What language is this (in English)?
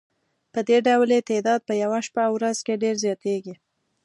Pashto